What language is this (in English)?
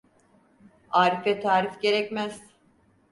Turkish